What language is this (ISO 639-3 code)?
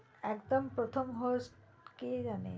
ben